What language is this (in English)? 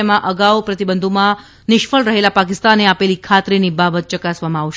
Gujarati